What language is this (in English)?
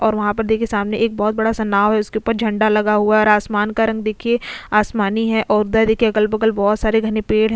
Hindi